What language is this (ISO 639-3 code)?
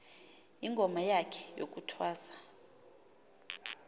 xho